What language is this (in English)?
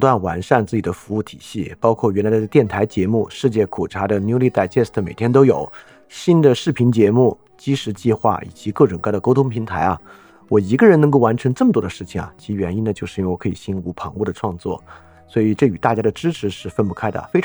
Chinese